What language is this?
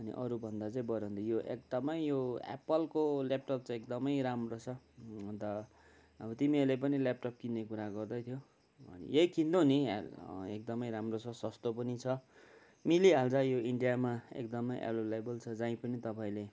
Nepali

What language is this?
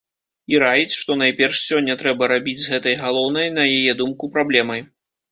Belarusian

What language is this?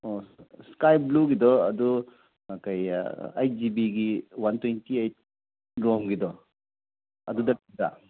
Manipuri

